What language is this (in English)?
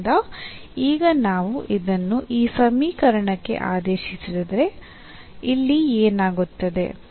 Kannada